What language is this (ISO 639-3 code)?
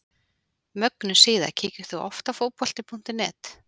isl